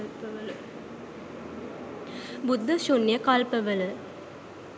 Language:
Sinhala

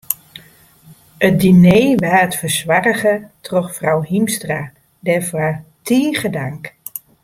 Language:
Western Frisian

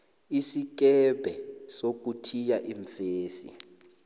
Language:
South Ndebele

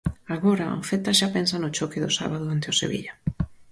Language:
Galician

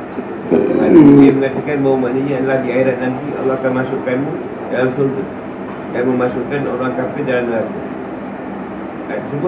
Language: Malay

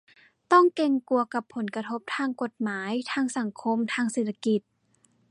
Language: Thai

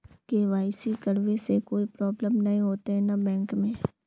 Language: Magahi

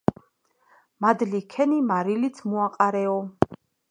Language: Georgian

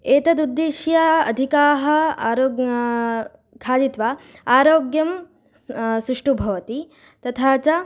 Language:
Sanskrit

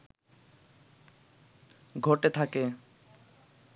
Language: Bangla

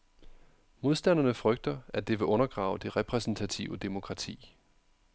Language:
Danish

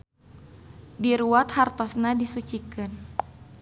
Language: Sundanese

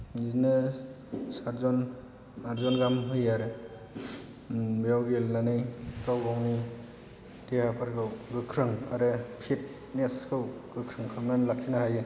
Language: Bodo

